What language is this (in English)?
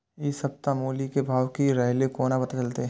Maithili